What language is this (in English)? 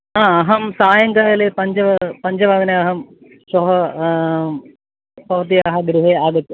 Sanskrit